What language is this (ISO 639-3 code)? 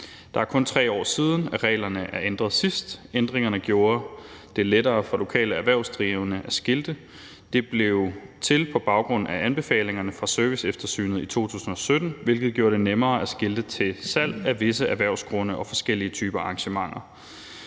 dan